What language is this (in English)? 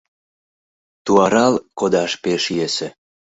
Mari